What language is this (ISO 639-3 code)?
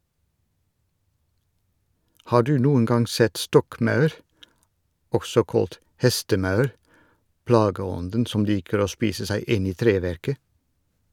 nor